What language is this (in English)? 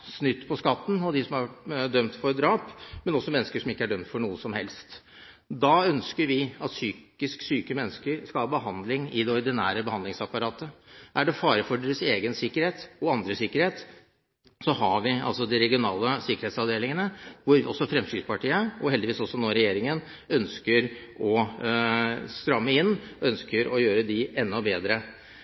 Norwegian Bokmål